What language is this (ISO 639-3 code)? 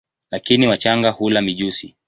swa